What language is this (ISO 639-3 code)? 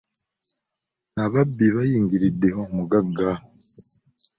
lug